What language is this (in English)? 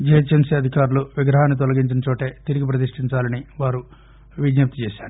Telugu